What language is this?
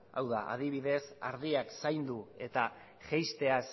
Basque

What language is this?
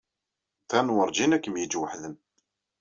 Kabyle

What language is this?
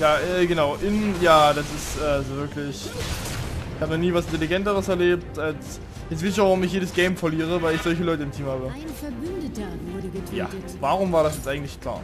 German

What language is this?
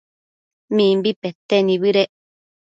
Matsés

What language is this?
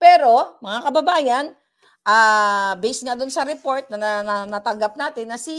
Filipino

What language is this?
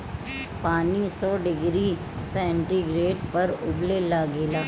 Bhojpuri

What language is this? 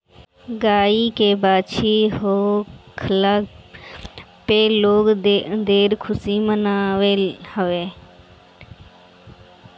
Bhojpuri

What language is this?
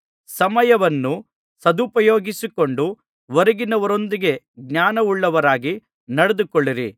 Kannada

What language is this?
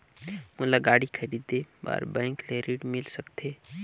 Chhattisgarhi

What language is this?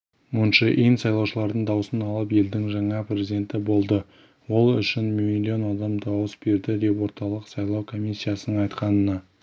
Kazakh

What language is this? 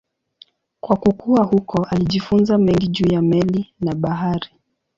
Swahili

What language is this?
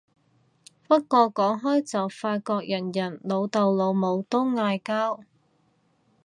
Cantonese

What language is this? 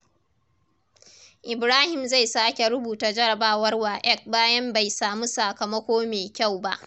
Hausa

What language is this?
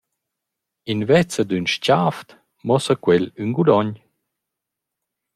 Romansh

